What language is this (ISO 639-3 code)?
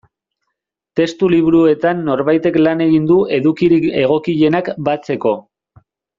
eus